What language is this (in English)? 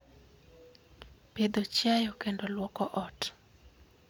Luo (Kenya and Tanzania)